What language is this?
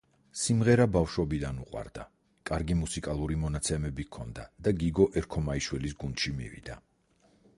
Georgian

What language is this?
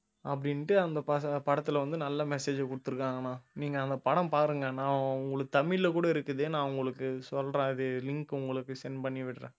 Tamil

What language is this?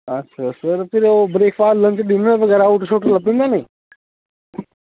Dogri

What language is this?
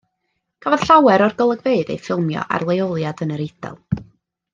Welsh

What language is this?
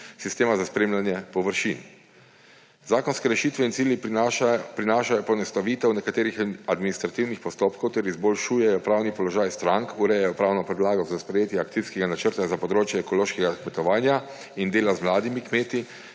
Slovenian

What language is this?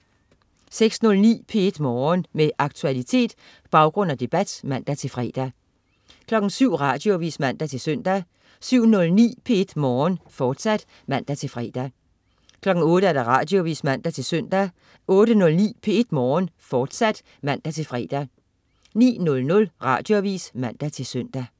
Danish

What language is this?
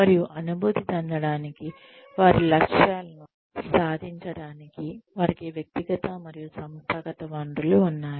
Telugu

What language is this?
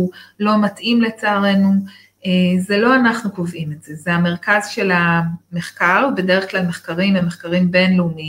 Hebrew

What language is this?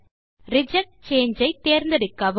Tamil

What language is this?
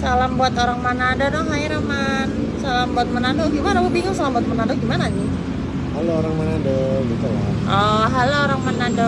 Indonesian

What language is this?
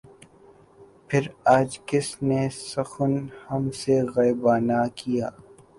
Urdu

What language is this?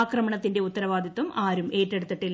Malayalam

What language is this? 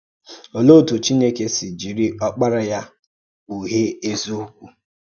Igbo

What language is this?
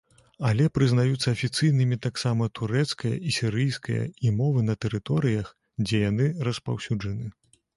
Belarusian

